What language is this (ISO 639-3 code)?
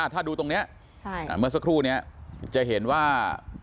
tha